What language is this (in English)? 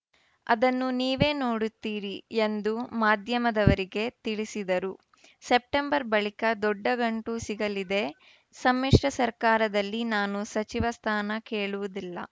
Kannada